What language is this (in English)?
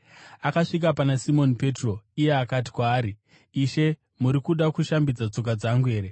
Shona